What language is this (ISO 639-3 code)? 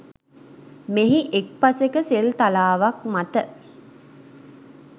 sin